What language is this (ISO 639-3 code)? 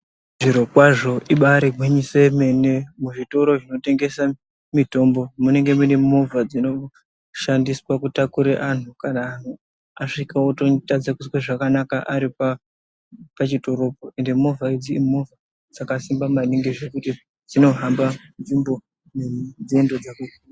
ndc